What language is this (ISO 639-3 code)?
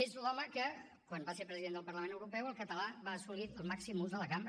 cat